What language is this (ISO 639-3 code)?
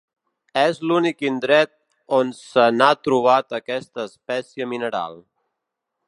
cat